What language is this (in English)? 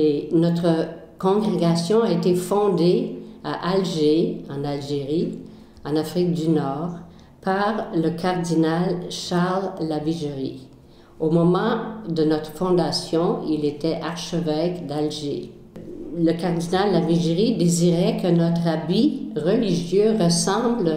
French